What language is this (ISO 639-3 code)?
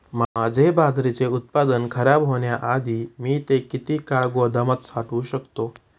mar